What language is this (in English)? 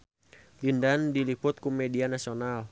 Sundanese